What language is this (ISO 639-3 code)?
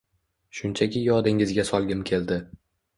uzb